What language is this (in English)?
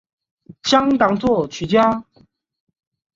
Chinese